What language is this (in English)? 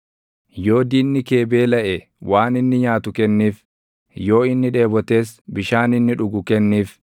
Oromo